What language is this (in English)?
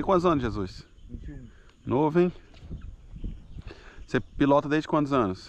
Portuguese